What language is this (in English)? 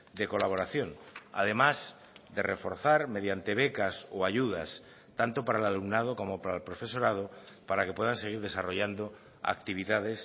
Spanish